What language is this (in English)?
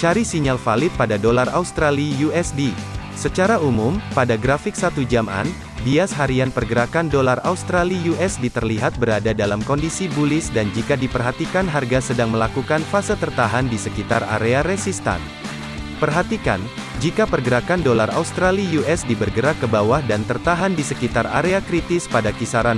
Indonesian